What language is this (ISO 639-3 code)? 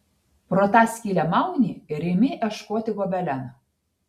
lit